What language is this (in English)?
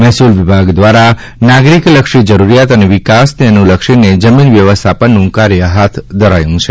Gujarati